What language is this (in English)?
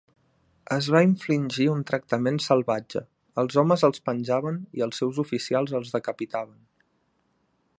Catalan